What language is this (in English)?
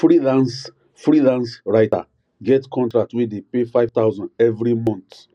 Nigerian Pidgin